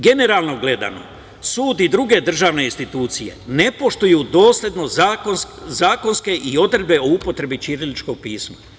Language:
Serbian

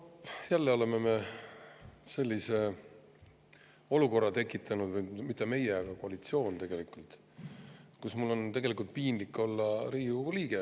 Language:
Estonian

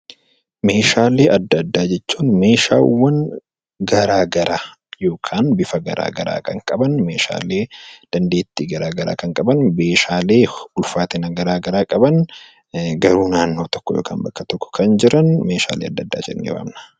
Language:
Oromo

